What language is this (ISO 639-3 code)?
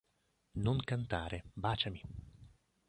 ita